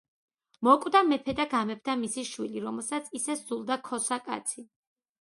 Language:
Georgian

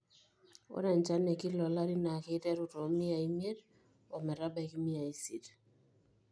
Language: Masai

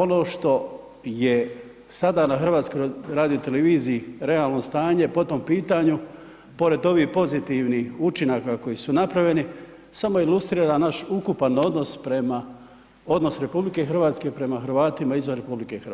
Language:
Croatian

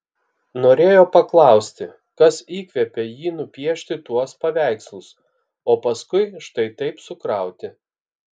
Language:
Lithuanian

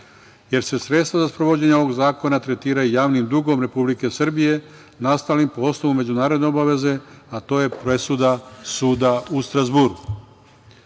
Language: Serbian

